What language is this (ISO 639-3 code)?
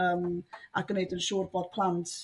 cym